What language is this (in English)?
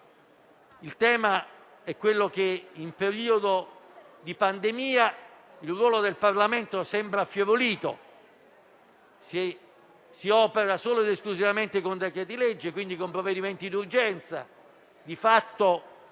Italian